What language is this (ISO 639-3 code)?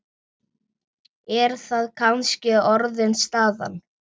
isl